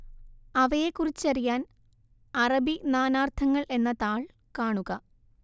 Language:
Malayalam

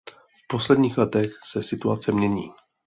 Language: Czech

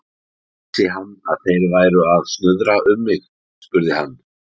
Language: Icelandic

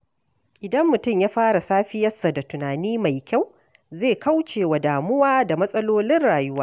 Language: Hausa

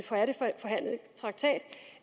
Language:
Danish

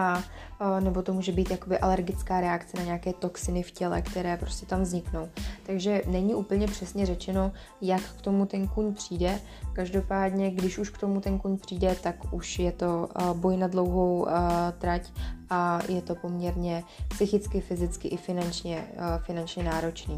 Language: Czech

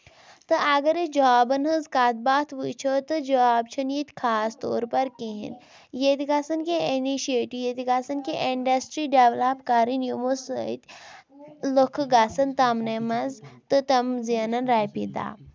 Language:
Kashmiri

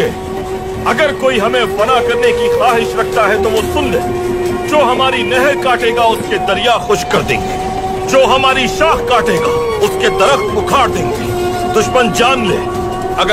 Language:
Romanian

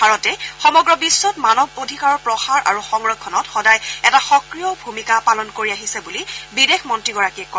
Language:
Assamese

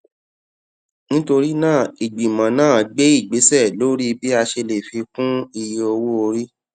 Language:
Yoruba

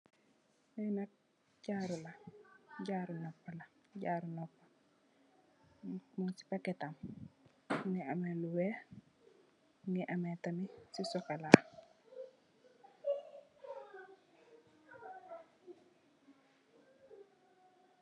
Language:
Wolof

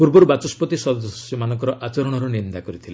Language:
Odia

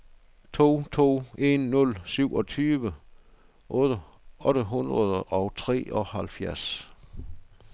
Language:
Danish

